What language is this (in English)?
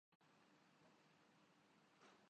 Urdu